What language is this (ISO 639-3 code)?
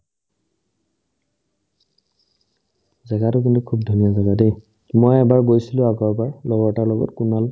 asm